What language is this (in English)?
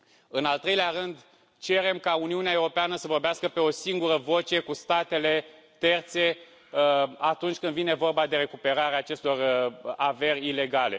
Romanian